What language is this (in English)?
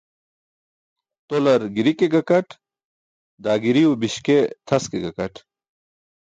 Burushaski